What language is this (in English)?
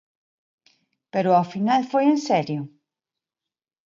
Galician